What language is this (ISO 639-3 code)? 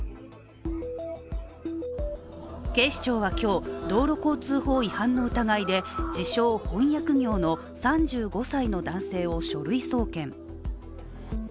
jpn